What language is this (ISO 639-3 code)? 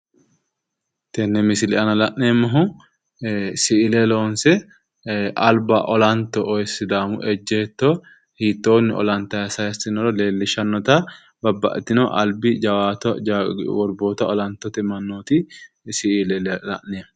sid